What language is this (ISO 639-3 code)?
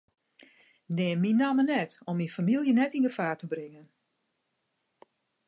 fry